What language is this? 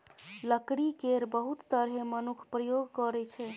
Maithili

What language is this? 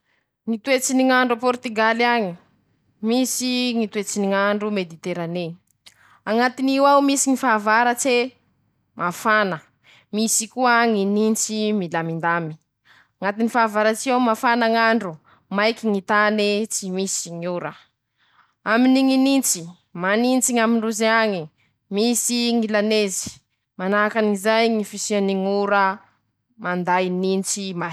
Masikoro Malagasy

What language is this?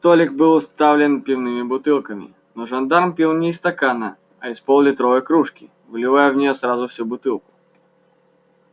Russian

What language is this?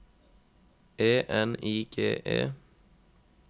Norwegian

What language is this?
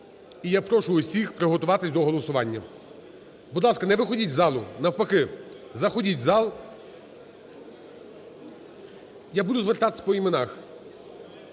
Ukrainian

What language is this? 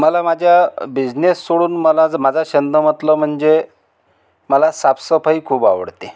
Marathi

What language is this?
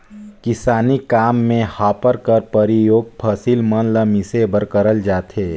Chhattisgarhi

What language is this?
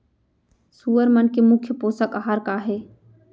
Chhattisgarhi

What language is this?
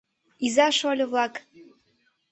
Mari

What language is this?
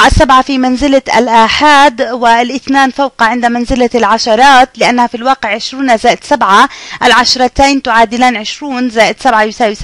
Arabic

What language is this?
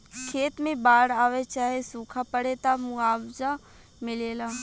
Bhojpuri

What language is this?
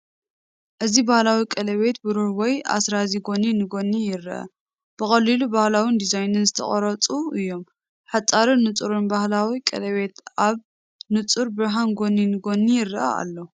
Tigrinya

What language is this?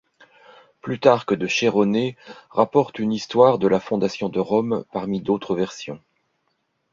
French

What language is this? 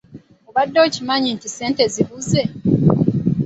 Ganda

